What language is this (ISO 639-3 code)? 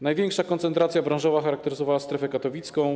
pol